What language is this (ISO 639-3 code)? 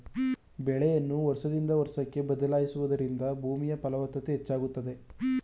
kan